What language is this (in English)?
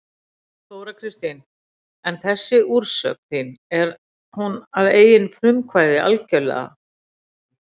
Icelandic